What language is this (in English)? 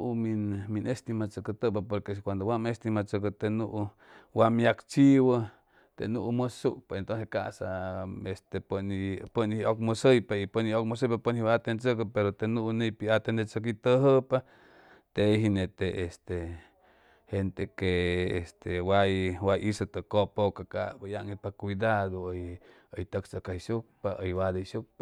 Chimalapa Zoque